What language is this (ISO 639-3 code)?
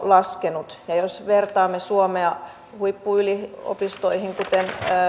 fin